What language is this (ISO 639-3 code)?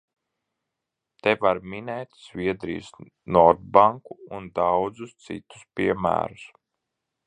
lav